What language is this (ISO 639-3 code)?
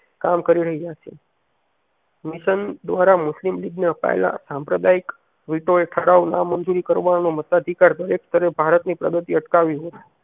guj